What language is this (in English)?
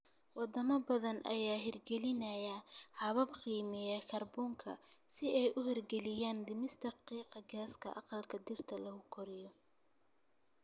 Somali